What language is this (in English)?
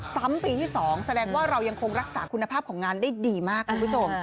Thai